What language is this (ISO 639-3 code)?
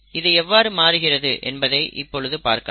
tam